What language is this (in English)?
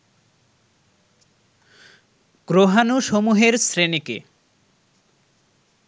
Bangla